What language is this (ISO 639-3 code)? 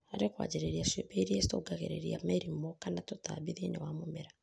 kik